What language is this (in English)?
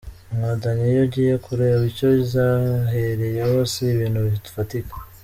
Kinyarwanda